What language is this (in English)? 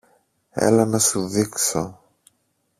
Greek